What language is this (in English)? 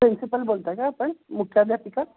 Marathi